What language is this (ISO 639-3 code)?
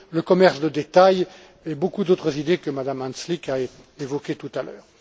fra